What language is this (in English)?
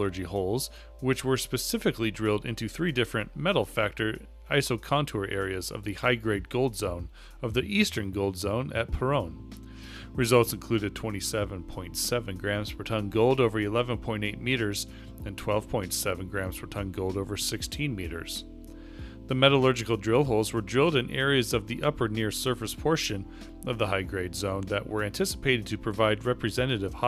English